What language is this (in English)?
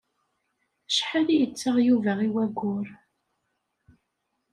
Kabyle